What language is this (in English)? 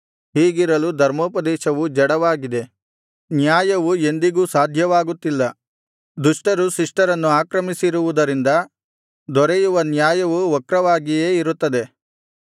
Kannada